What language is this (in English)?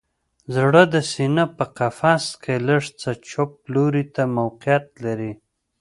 Pashto